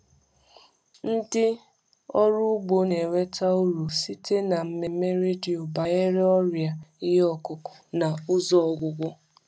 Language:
Igbo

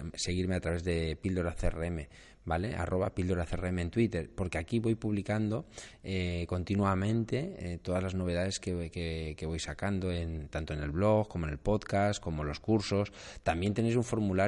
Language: Spanish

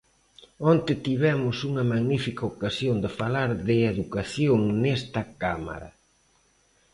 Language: Galician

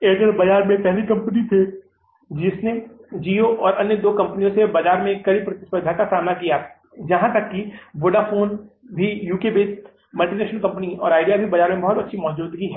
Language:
Hindi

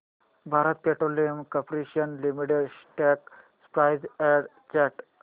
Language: Marathi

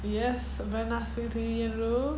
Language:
English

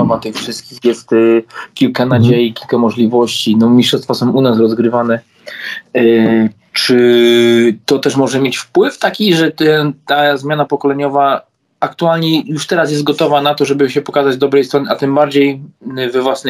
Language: Polish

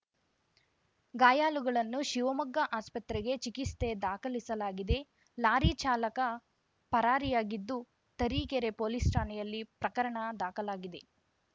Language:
Kannada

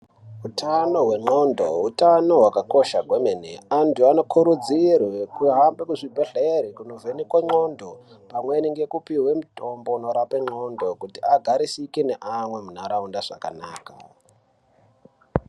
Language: Ndau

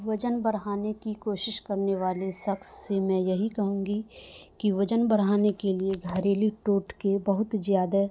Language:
Urdu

